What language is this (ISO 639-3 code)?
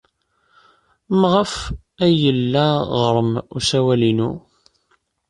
kab